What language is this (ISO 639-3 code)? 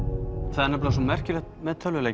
isl